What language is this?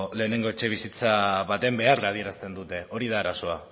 Basque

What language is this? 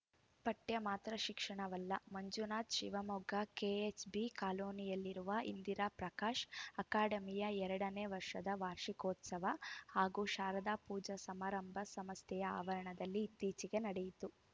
Kannada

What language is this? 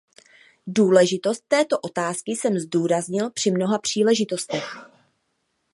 Czech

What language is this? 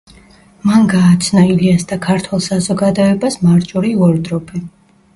Georgian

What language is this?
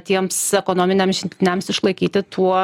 Lithuanian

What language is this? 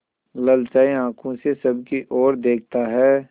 Hindi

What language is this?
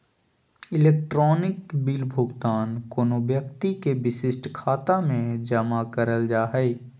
Magahi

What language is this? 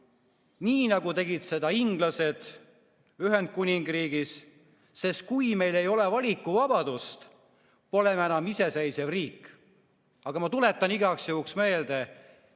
Estonian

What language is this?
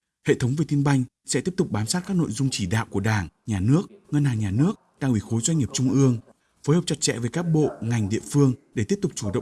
Vietnamese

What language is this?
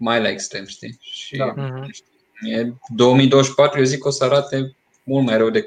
Romanian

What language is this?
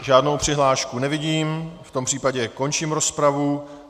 Czech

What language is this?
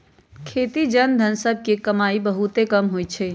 Magahi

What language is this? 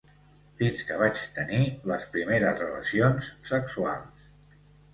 Catalan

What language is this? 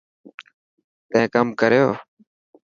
Dhatki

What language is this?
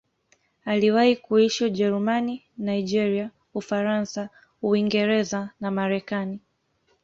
Swahili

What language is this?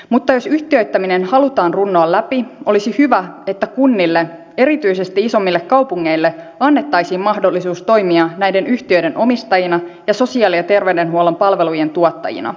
Finnish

